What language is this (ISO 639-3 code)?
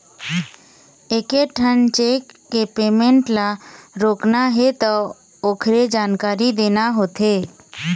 hne